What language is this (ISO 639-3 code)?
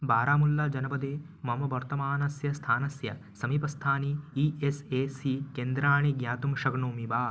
san